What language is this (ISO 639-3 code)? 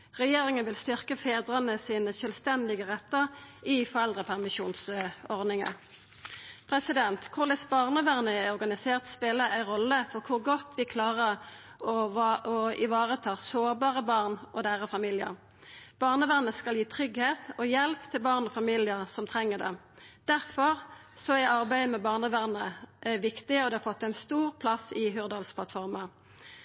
nno